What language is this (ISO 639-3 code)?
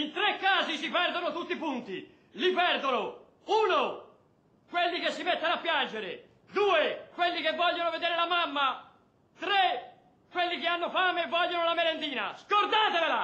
ita